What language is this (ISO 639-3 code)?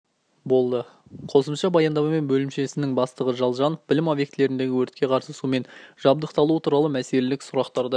kaz